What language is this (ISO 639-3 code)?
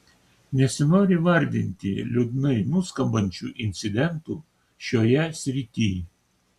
lit